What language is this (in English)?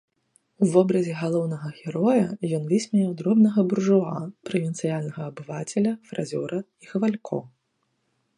Belarusian